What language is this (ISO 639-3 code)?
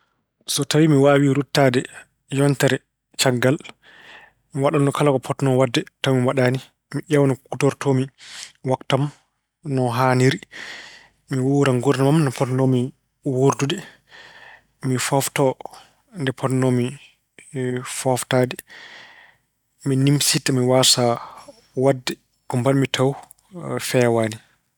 ful